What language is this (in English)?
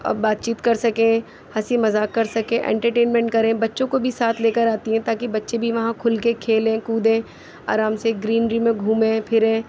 Urdu